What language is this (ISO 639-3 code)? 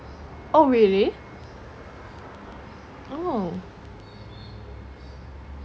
eng